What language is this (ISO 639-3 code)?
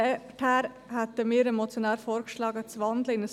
gsw